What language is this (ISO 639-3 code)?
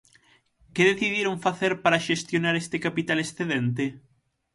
glg